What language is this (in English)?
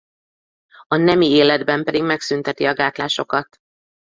Hungarian